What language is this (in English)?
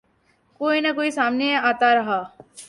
Urdu